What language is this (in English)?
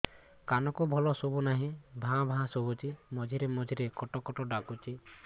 Odia